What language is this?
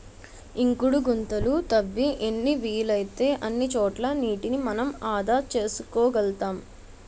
Telugu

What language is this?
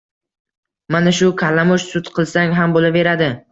Uzbek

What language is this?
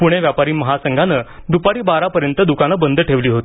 Marathi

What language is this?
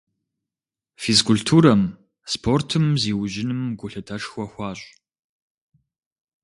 Kabardian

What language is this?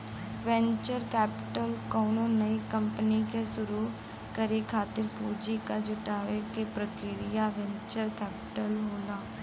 Bhojpuri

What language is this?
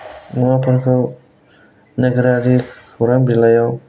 Bodo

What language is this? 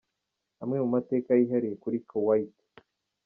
Kinyarwanda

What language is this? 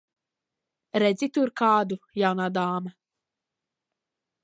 Latvian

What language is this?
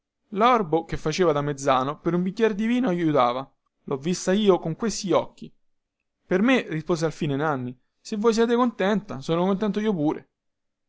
Italian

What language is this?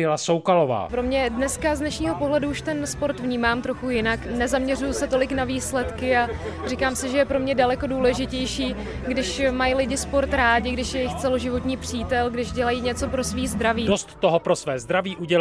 Czech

